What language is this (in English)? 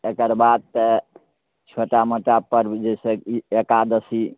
Maithili